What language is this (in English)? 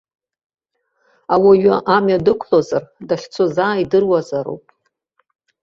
Abkhazian